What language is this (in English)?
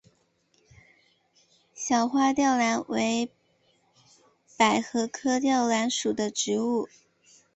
Chinese